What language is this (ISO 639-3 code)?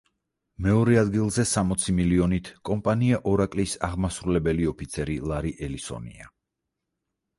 kat